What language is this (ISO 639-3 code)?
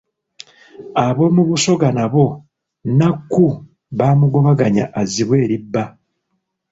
lug